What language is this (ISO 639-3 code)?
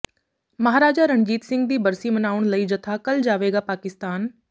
pan